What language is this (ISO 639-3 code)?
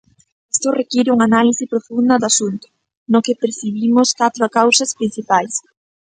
glg